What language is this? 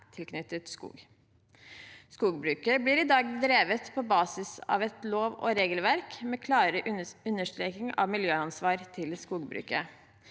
Norwegian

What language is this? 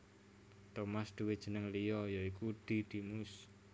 Javanese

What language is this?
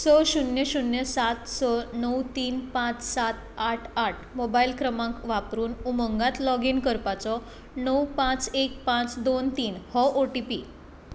Konkani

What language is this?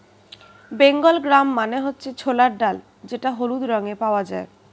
Bangla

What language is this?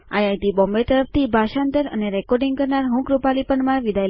Gujarati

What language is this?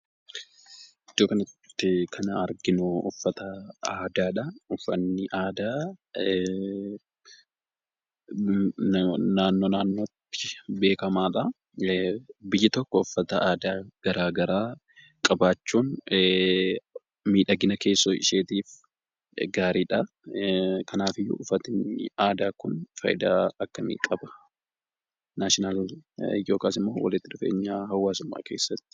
Oromo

